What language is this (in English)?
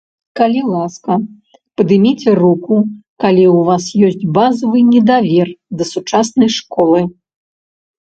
Belarusian